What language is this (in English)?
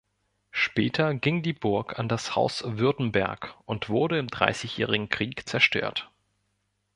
German